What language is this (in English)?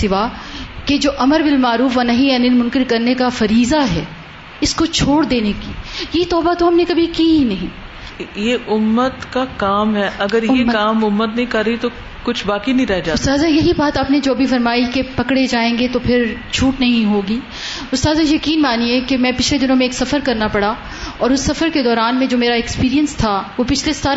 Urdu